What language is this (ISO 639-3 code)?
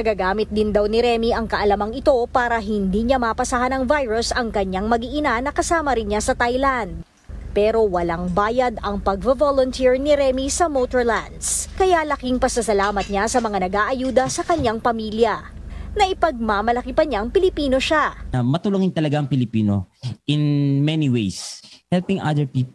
fil